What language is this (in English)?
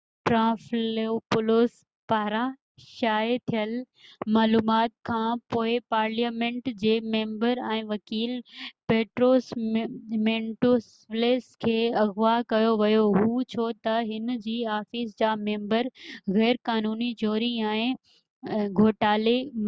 Sindhi